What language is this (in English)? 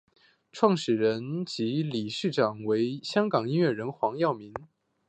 Chinese